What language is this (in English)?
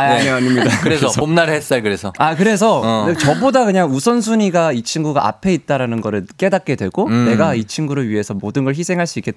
Korean